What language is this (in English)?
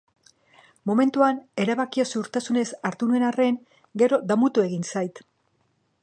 Basque